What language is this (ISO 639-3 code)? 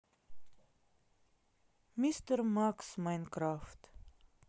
rus